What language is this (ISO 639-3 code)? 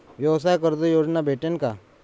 mar